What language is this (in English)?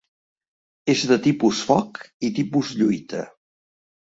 Catalan